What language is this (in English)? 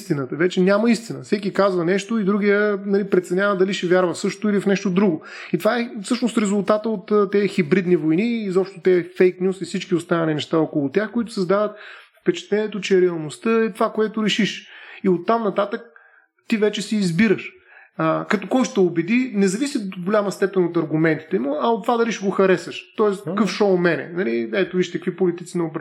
Bulgarian